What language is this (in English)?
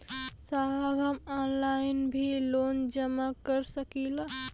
Bhojpuri